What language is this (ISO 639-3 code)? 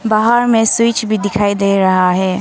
hin